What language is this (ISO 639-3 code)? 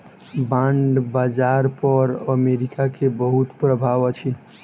mai